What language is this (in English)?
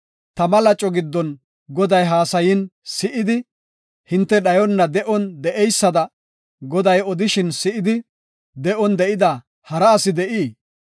Gofa